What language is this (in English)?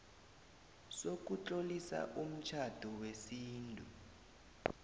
South Ndebele